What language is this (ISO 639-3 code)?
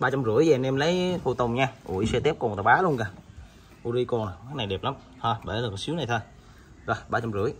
vie